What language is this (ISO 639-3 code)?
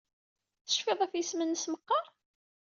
kab